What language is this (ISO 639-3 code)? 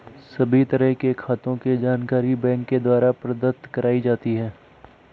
hin